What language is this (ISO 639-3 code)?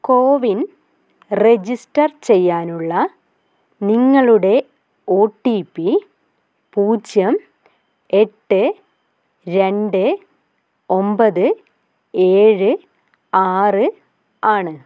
mal